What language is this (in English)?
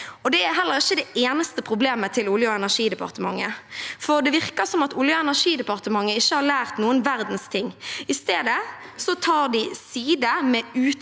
Norwegian